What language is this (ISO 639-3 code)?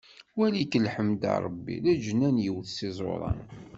kab